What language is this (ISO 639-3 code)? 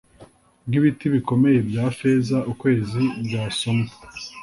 kin